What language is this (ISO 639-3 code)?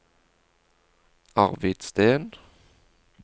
nor